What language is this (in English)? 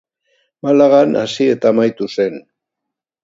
Basque